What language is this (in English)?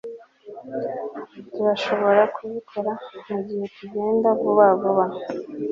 Kinyarwanda